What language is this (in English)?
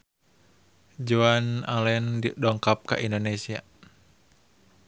Sundanese